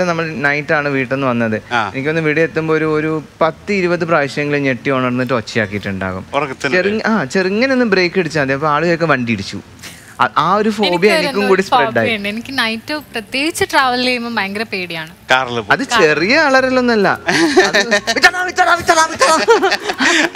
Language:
Malayalam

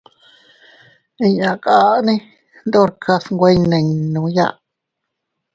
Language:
Teutila Cuicatec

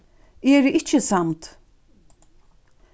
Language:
Faroese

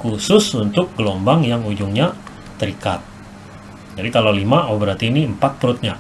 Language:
Indonesian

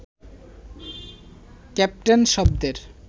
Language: Bangla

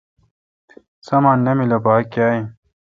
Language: Kalkoti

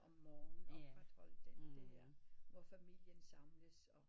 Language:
Danish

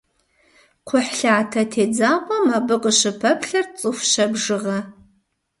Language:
Kabardian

